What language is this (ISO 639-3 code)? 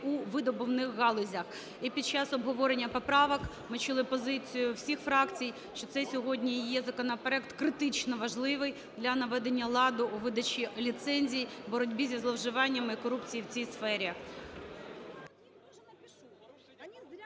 ukr